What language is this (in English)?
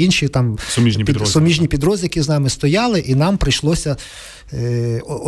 Ukrainian